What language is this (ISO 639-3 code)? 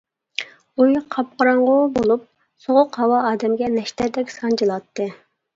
uig